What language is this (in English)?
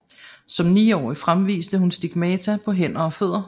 Danish